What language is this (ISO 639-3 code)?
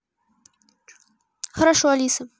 rus